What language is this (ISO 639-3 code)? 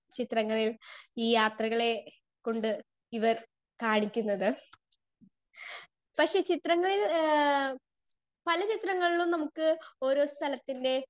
mal